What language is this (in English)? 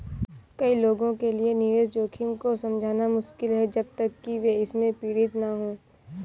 Hindi